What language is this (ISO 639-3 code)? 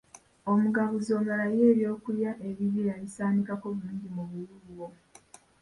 lug